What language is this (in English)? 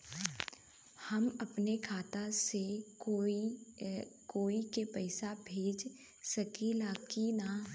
Bhojpuri